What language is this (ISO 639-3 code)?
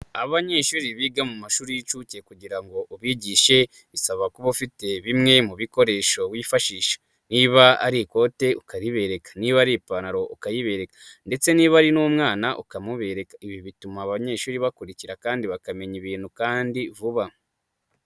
kin